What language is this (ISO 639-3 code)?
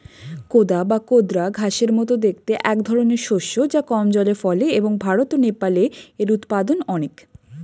ben